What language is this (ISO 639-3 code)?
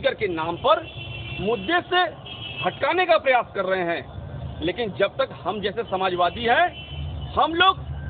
hin